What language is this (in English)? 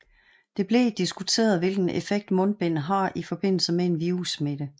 Danish